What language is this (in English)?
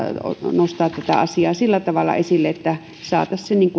Finnish